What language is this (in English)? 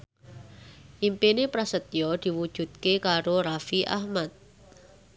Javanese